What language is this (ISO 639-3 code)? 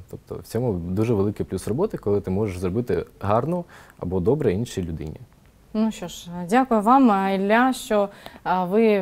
ukr